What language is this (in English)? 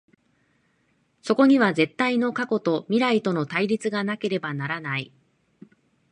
Japanese